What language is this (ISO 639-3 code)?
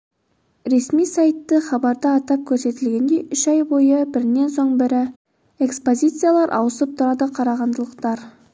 kaz